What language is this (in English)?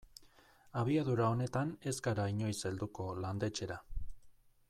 Basque